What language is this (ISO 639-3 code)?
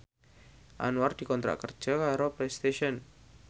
jav